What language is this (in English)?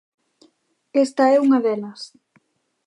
Galician